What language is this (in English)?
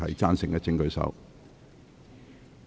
Cantonese